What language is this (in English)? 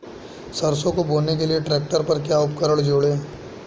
Hindi